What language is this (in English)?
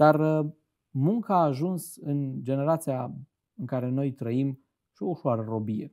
Romanian